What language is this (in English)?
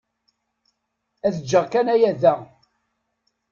Kabyle